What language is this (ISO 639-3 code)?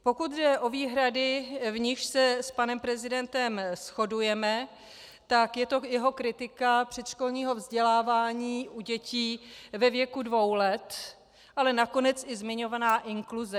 ces